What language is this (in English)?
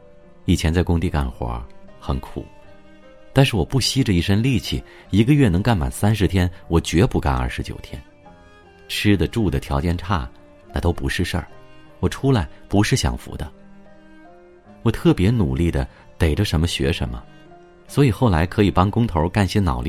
Chinese